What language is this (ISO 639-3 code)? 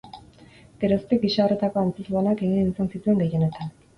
eus